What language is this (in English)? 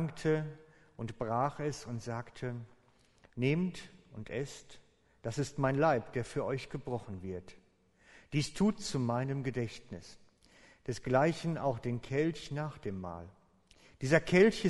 German